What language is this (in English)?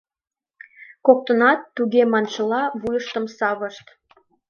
Mari